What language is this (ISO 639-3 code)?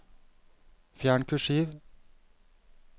nor